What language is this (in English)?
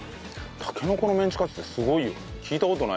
Japanese